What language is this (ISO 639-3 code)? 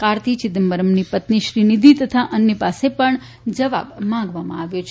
guj